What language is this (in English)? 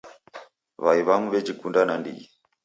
Taita